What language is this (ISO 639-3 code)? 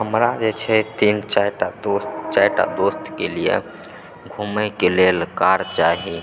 mai